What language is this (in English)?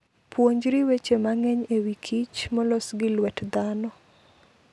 Luo (Kenya and Tanzania)